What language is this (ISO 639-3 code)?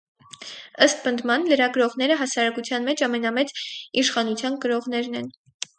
hye